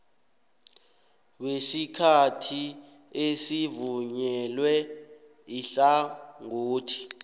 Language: South Ndebele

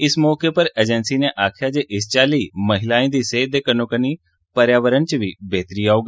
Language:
Dogri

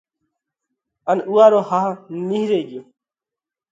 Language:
Parkari Koli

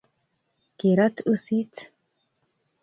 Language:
Kalenjin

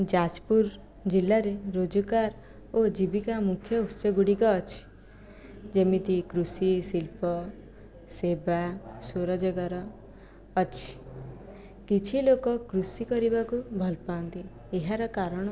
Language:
Odia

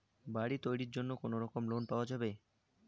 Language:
Bangla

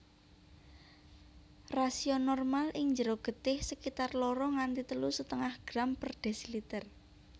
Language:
Javanese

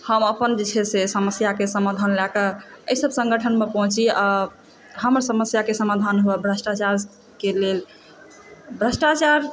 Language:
Maithili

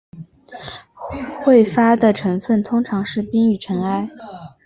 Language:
Chinese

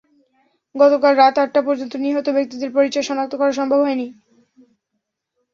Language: Bangla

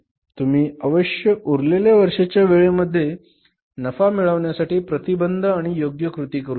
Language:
Marathi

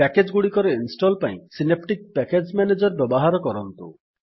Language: Odia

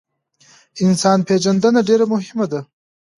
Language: Pashto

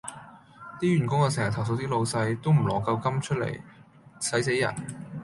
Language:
Cantonese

